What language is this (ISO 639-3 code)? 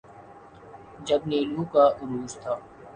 urd